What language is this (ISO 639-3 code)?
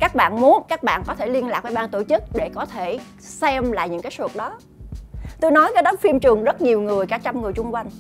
vie